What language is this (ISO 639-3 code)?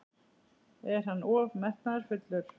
isl